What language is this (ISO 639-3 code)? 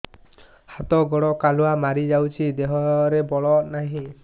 ori